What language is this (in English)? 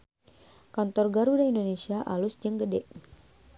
Sundanese